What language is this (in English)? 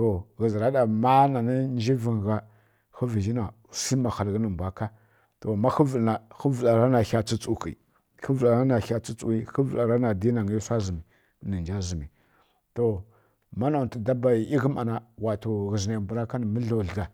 Kirya-Konzəl